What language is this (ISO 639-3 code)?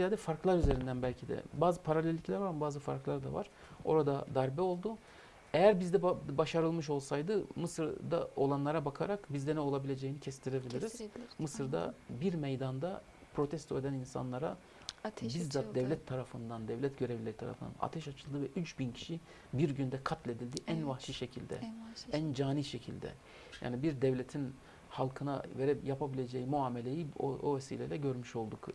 tur